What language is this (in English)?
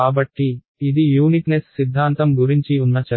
Telugu